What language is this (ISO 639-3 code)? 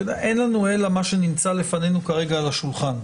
heb